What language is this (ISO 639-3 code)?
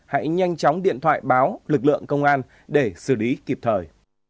vie